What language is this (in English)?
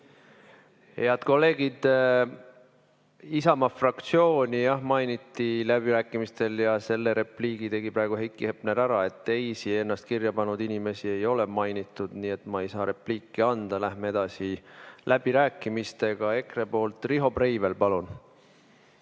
Estonian